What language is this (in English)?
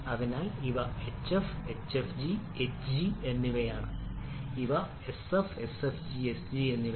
Malayalam